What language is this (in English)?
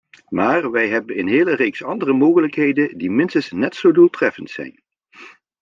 Dutch